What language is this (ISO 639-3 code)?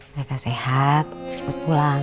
ind